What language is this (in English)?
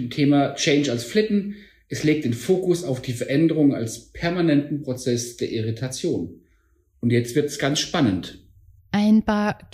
German